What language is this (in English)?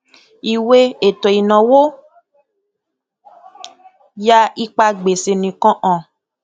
Yoruba